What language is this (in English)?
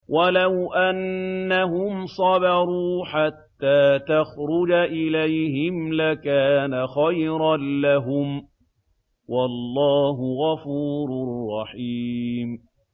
Arabic